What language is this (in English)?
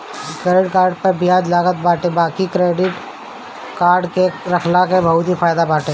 Bhojpuri